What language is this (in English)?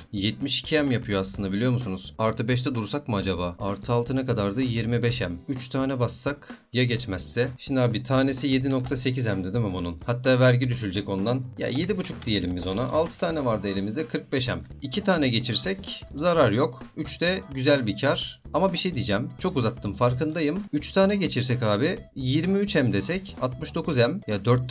Turkish